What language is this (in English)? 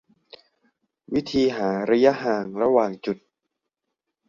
Thai